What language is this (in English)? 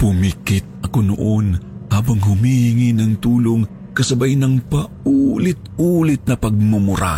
Filipino